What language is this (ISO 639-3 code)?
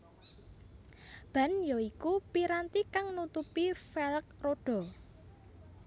jav